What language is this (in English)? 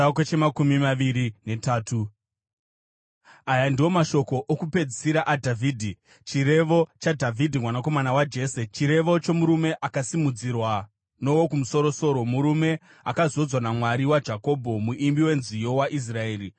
Shona